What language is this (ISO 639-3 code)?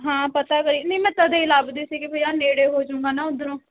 pan